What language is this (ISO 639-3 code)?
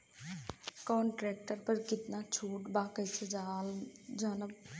bho